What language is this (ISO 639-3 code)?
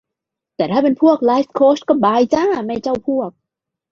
tha